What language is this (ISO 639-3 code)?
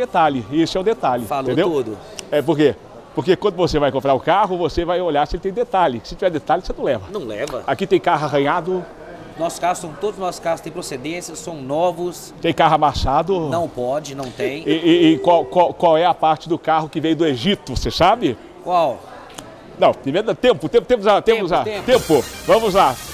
por